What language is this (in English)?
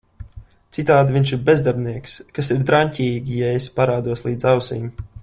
Latvian